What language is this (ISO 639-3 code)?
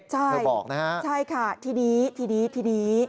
tha